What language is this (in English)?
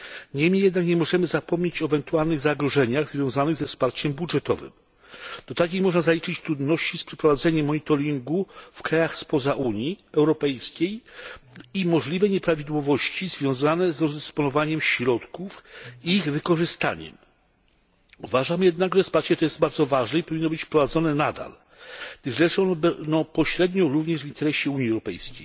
Polish